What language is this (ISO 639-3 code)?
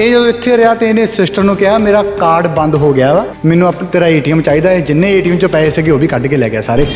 pan